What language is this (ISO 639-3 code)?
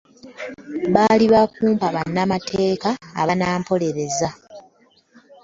lug